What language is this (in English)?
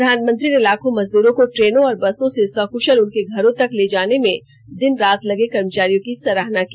Hindi